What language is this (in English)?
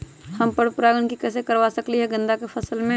Magahi